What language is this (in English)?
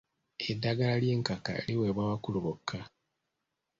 Ganda